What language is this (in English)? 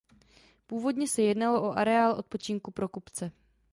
Czech